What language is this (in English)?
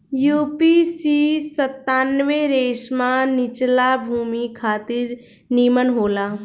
Bhojpuri